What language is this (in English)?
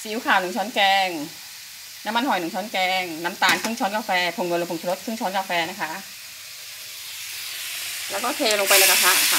Thai